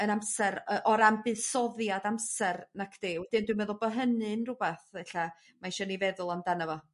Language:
Welsh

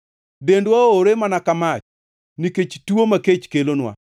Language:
Luo (Kenya and Tanzania)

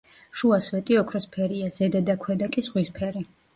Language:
Georgian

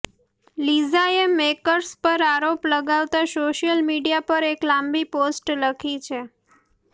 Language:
Gujarati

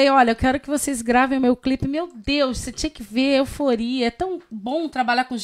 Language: Portuguese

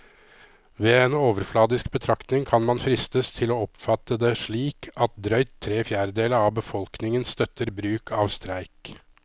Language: Norwegian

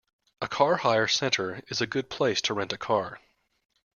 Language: English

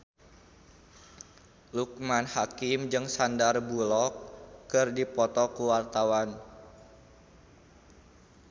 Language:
Sundanese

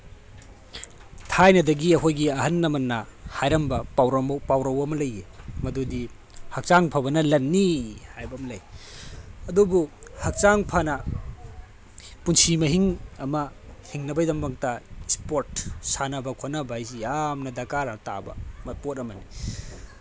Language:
Manipuri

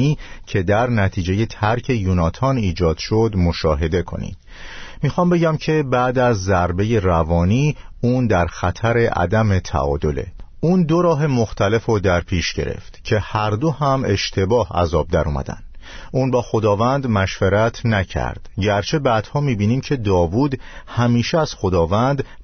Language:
Persian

